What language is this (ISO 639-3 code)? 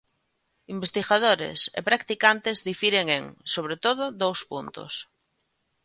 glg